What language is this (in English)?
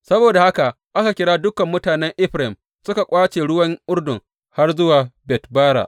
Hausa